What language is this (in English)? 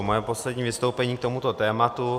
Czech